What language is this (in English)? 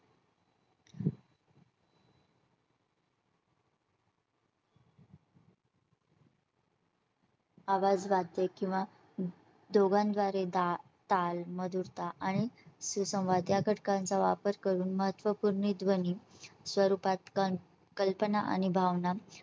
Marathi